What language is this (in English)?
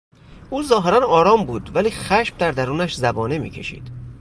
Persian